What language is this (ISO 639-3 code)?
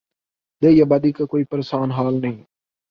urd